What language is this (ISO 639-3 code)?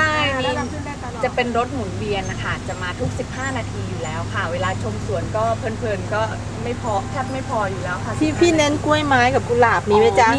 tha